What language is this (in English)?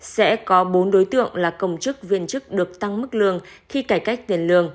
Vietnamese